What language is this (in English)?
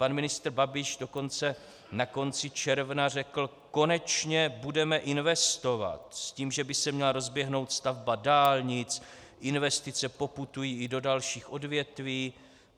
Czech